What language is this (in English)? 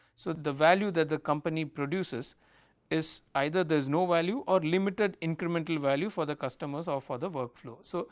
English